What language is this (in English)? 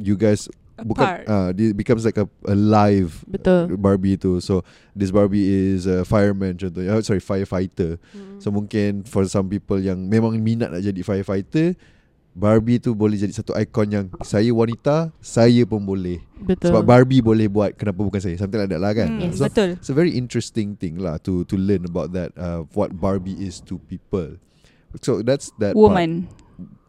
Malay